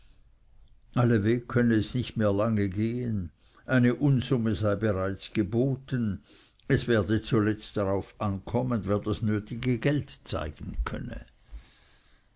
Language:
German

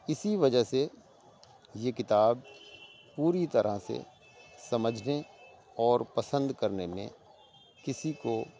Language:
Urdu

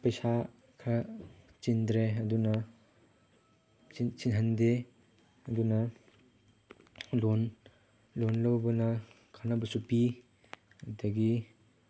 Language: Manipuri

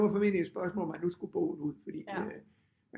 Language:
Danish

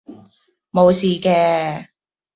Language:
Cantonese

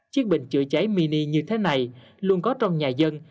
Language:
Vietnamese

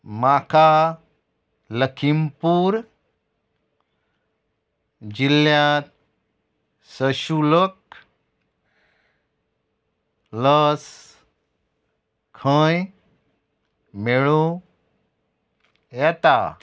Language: Konkani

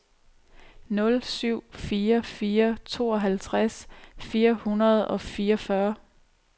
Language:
Danish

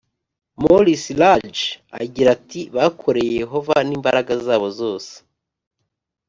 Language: Kinyarwanda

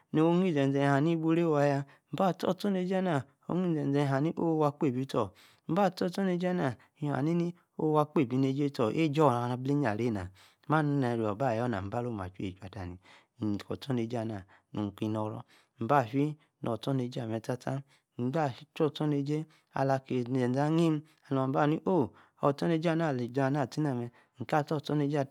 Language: Yace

